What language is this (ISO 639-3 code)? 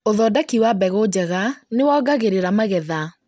kik